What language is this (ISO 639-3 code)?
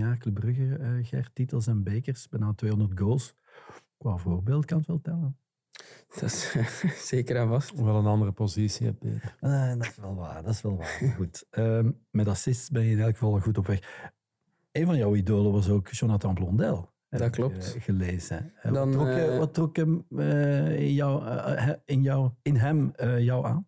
nld